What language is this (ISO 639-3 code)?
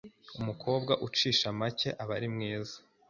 kin